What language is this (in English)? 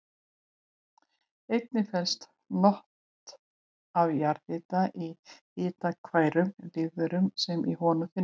Icelandic